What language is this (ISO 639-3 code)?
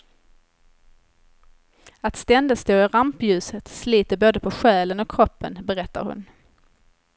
swe